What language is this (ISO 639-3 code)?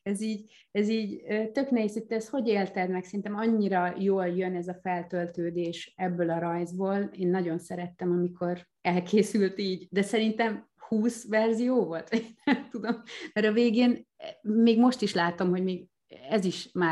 hun